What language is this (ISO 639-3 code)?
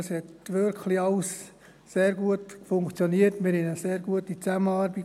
gsw